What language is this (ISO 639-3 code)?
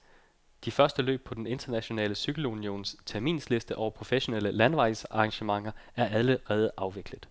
dan